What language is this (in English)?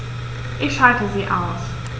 German